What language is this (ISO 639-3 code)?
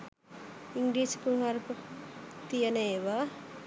sin